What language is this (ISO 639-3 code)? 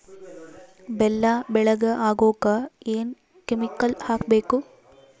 kan